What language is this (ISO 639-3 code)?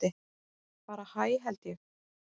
isl